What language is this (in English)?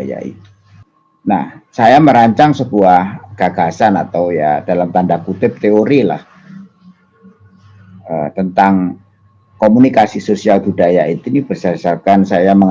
Indonesian